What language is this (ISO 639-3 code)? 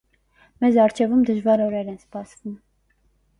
hye